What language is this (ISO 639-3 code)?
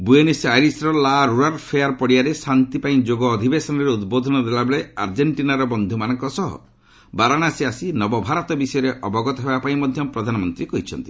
ori